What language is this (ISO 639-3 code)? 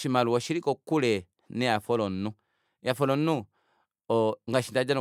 kua